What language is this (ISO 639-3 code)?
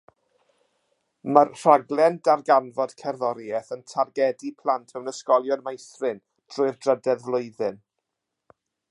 cym